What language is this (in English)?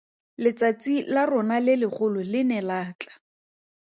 Tswana